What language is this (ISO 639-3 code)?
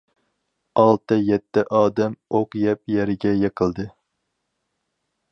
uig